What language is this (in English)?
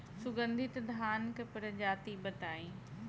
Bhojpuri